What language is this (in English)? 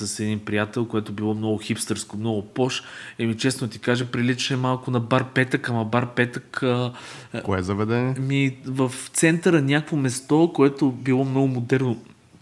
Bulgarian